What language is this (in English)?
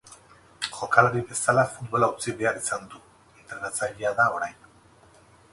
Basque